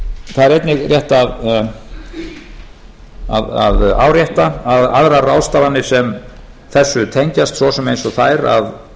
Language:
Icelandic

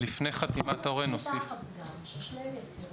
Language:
Hebrew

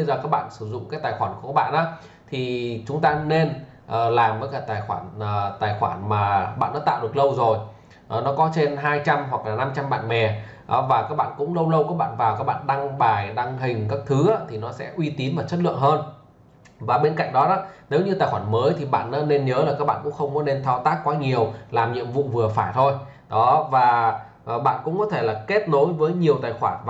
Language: Vietnamese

